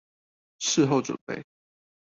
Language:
Chinese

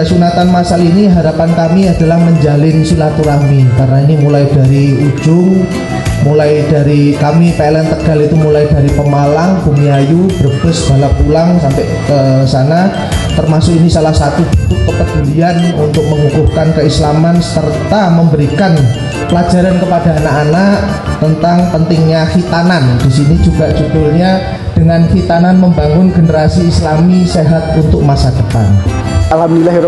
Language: Indonesian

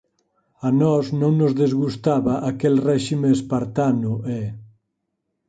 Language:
Galician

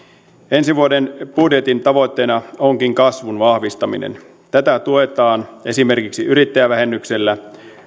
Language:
Finnish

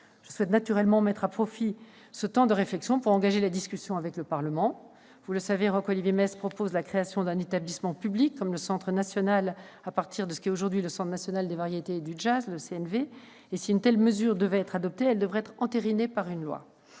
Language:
French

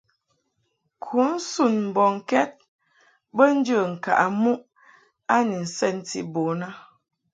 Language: Mungaka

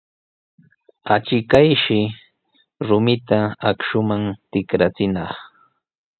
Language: Sihuas Ancash Quechua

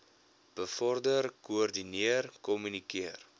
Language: Afrikaans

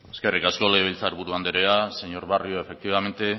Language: Basque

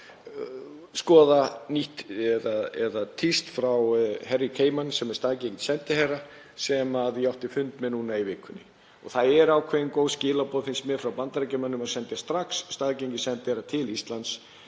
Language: Icelandic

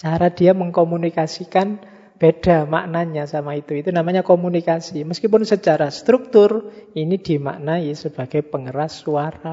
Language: Indonesian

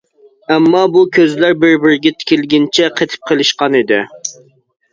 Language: Uyghur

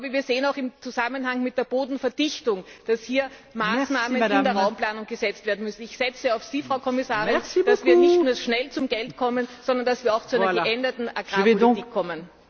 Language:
German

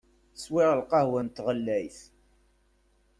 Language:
Kabyle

